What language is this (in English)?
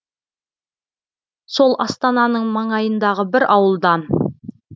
Kazakh